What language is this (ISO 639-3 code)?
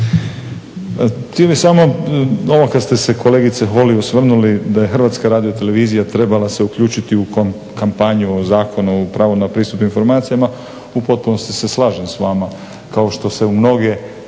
hrv